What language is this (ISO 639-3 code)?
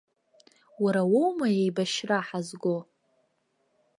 abk